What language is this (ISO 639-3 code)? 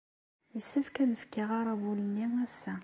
kab